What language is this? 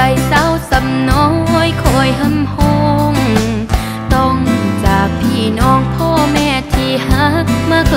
Thai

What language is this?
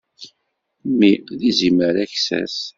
Kabyle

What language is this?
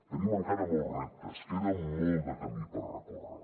Catalan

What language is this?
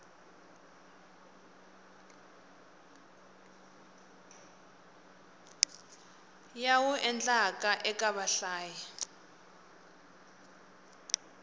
Tsonga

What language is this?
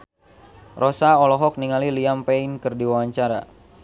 Sundanese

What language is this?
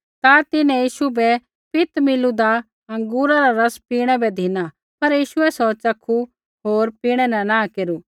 Kullu Pahari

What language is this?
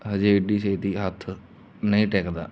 Punjabi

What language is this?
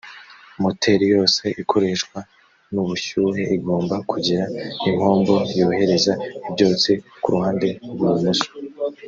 Kinyarwanda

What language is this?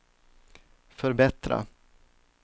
Swedish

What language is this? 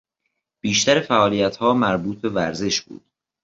Persian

